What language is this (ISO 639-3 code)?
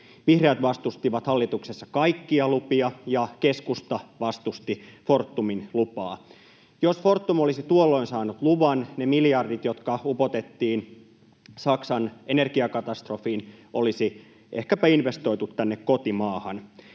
fin